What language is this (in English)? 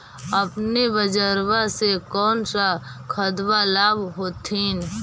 Magahi